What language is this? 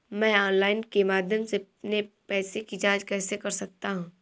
Hindi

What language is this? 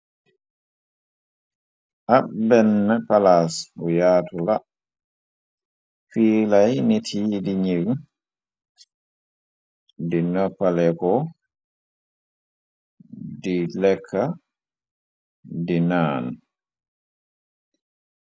Wolof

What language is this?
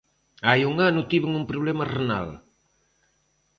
Galician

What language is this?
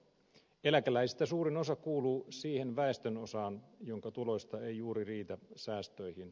Finnish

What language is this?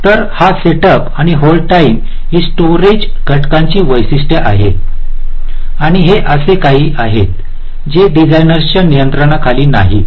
Marathi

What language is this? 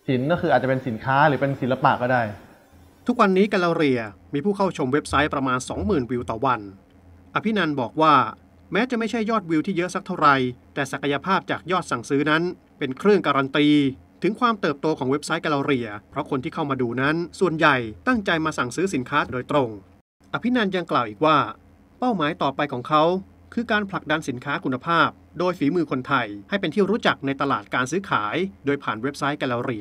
Thai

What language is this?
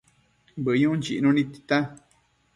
Matsés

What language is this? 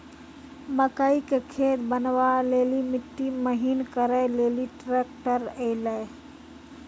Maithili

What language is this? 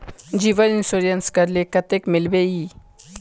Magahi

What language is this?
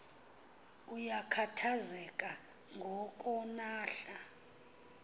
Xhosa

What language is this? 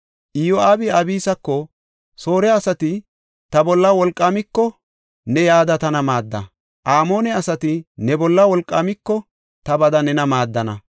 Gofa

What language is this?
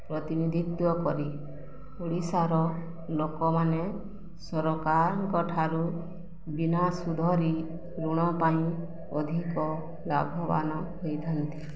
Odia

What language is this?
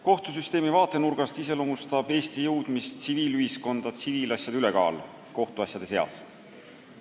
Estonian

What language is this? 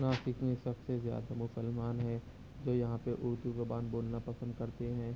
Urdu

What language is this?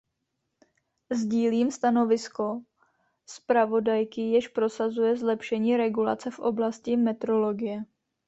Czech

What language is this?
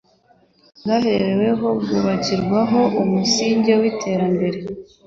Kinyarwanda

